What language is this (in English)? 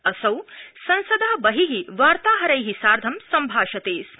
Sanskrit